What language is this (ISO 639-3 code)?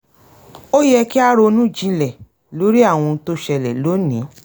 yor